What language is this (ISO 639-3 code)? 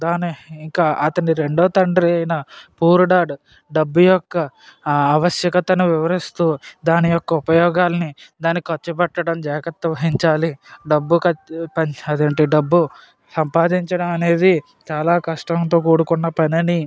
tel